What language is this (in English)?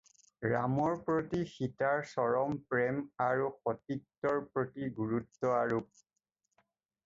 Assamese